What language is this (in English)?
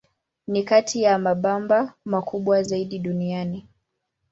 Swahili